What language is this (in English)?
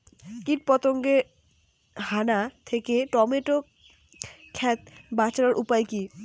Bangla